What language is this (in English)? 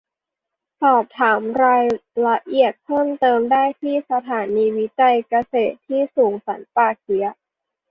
Thai